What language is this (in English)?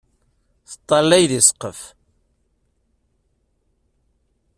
Kabyle